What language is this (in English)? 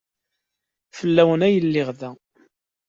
Kabyle